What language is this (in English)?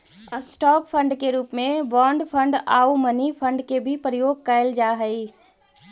Magahi